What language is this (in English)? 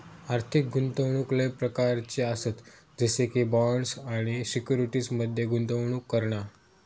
Marathi